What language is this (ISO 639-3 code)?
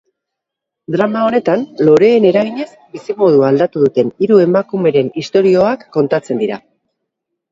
eus